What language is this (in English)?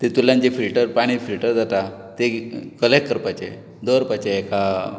Konkani